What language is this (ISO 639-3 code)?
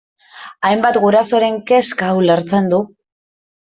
eus